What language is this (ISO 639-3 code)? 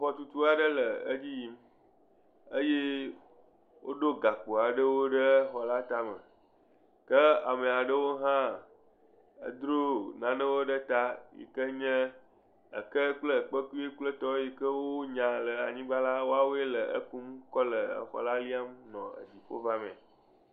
ewe